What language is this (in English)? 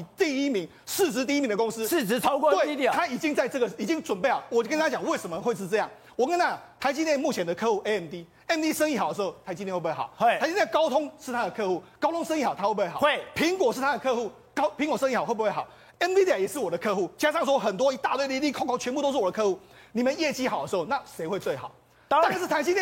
Chinese